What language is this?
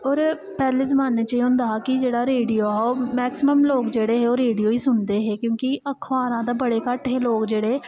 Dogri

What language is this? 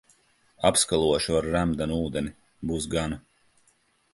Latvian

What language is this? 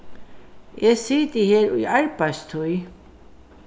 Faroese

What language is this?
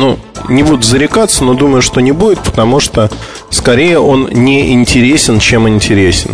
Russian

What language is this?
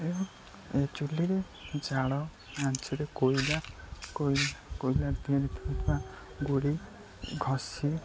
Odia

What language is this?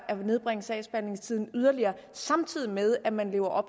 Danish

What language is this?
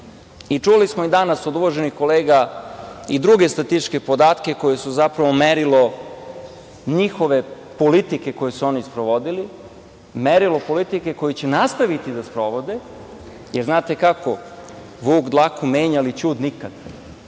Serbian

